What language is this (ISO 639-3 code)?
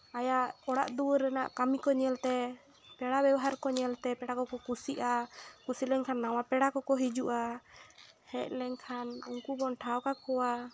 sat